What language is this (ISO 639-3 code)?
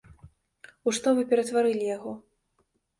bel